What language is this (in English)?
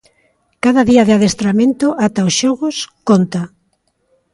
Galician